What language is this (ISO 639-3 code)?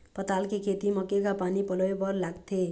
hne